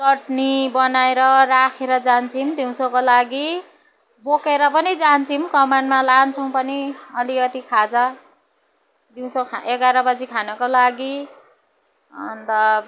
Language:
Nepali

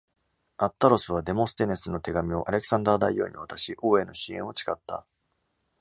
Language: Japanese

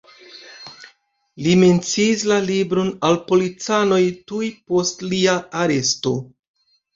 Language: Esperanto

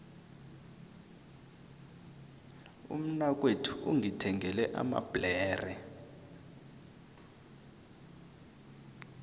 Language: South Ndebele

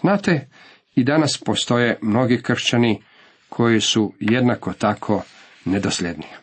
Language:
Croatian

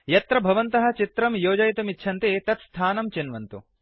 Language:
Sanskrit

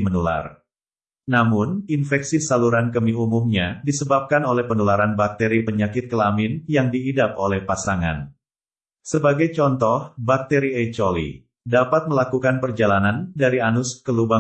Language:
Indonesian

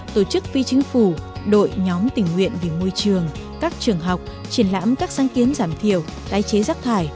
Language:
Vietnamese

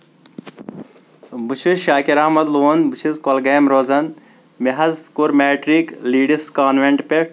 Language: Kashmiri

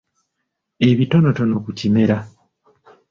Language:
Ganda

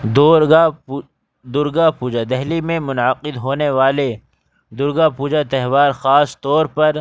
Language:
Urdu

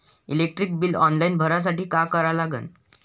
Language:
Marathi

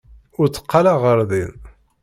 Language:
Kabyle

